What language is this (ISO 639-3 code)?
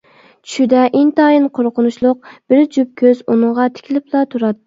uig